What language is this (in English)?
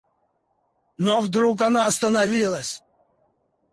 Russian